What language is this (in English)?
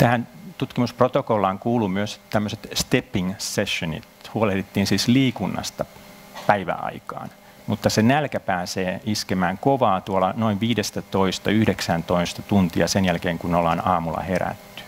Finnish